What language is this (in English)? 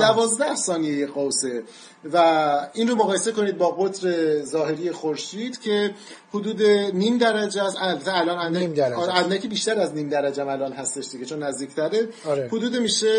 Persian